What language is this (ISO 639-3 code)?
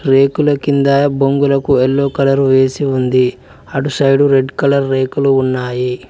tel